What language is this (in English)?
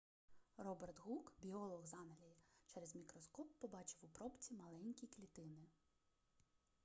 Ukrainian